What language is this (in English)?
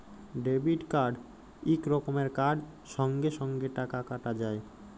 Bangla